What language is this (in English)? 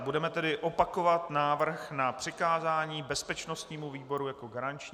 Czech